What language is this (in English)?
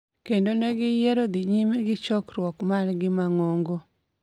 Luo (Kenya and Tanzania)